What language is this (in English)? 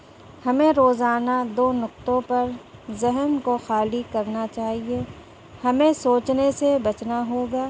Urdu